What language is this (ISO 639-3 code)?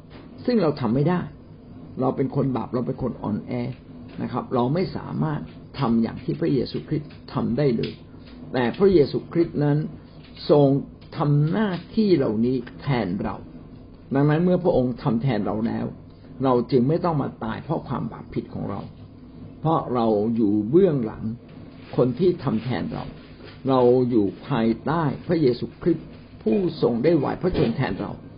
tha